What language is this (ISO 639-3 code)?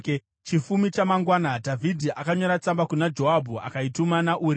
sna